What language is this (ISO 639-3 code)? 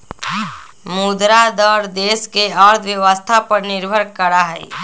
mag